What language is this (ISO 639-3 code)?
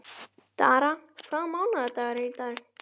isl